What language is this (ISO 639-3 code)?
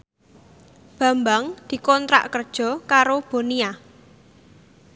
jav